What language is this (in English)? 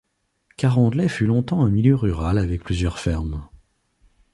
French